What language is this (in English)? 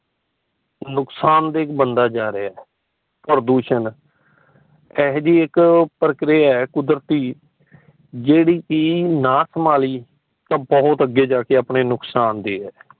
Punjabi